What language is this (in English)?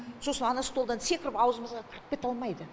Kazakh